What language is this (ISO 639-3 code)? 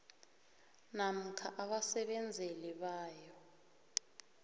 nbl